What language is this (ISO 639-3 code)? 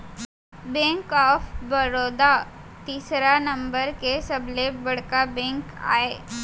hne